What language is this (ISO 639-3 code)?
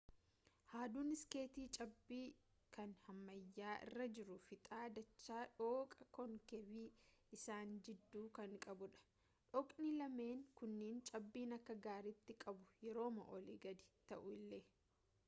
orm